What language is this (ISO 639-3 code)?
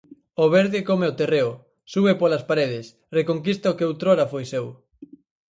glg